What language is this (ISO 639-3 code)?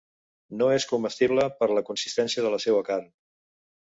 cat